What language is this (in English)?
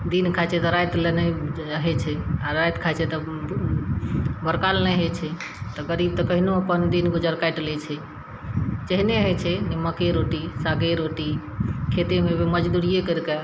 Maithili